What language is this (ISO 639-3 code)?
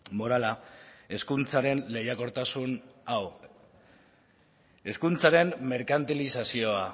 eus